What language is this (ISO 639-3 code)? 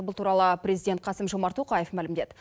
kaz